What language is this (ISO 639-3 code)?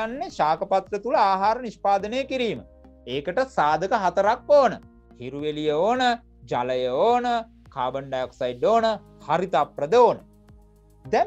ind